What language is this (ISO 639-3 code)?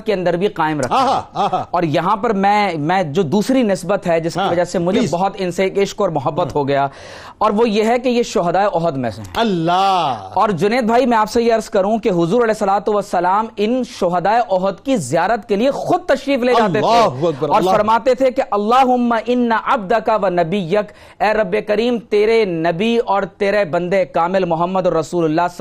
urd